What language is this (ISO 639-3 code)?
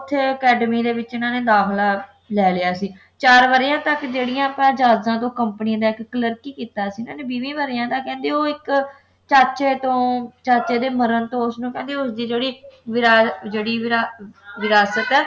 pan